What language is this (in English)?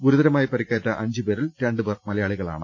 Malayalam